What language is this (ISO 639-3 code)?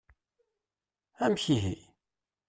kab